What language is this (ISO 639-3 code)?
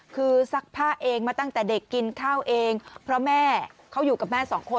tha